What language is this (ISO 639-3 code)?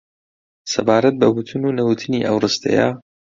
ckb